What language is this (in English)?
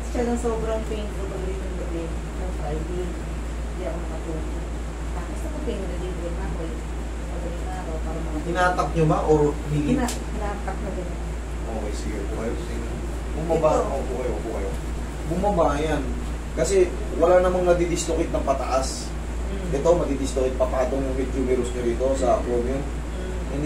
Filipino